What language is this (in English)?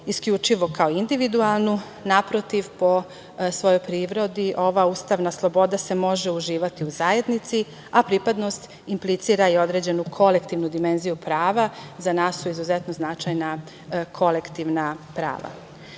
Serbian